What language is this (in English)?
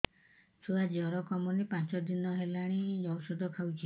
Odia